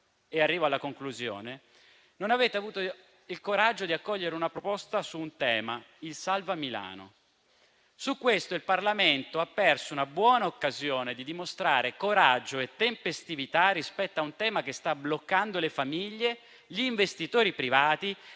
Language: Italian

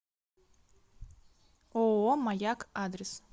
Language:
Russian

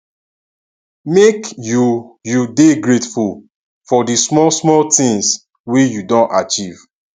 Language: Nigerian Pidgin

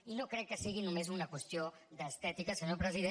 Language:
Catalan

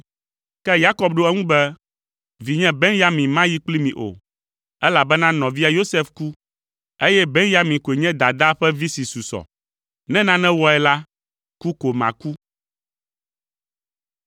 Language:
Ewe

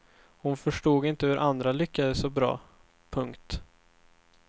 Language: Swedish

